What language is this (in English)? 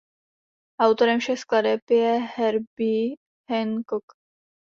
Czech